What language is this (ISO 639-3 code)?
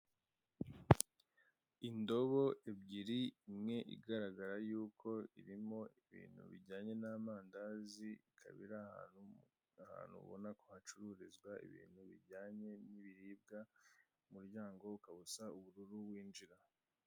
kin